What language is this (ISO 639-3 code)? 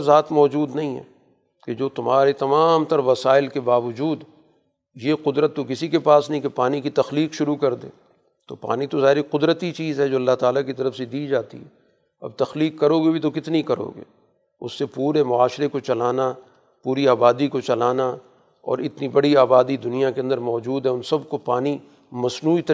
urd